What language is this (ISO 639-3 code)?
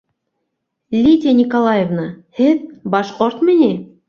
bak